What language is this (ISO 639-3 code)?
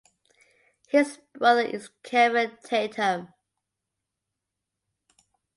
eng